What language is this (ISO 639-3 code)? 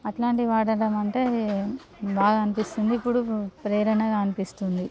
tel